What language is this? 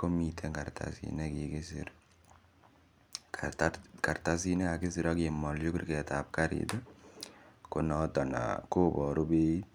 Kalenjin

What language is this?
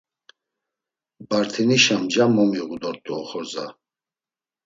Laz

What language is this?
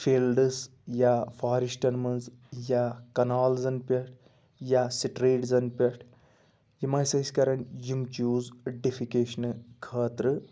Kashmiri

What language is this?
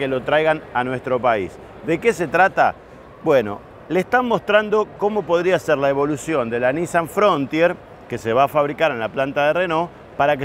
Spanish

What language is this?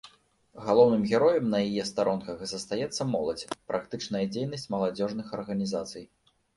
Belarusian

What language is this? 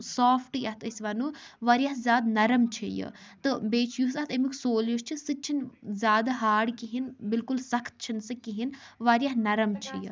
Kashmiri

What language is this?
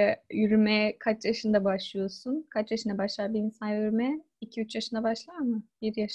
Turkish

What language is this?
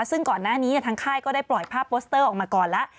Thai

